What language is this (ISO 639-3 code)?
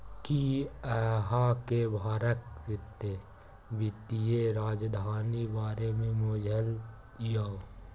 mai